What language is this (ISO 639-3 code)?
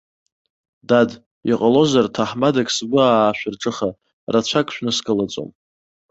abk